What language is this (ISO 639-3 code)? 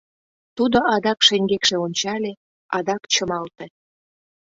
chm